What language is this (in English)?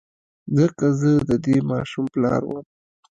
Pashto